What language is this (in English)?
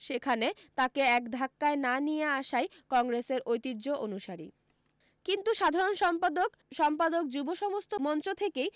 Bangla